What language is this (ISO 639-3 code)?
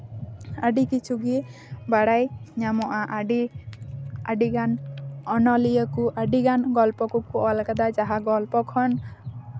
sat